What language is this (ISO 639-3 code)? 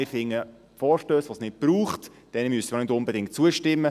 gsw